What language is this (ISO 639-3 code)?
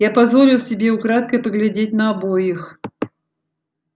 rus